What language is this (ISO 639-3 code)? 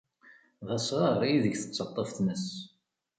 kab